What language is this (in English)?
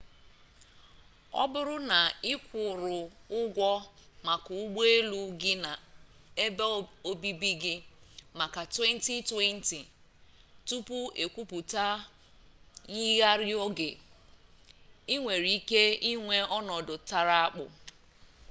Igbo